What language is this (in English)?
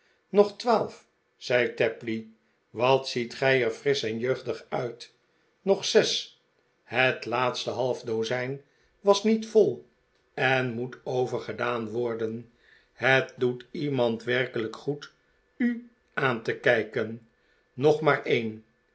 Dutch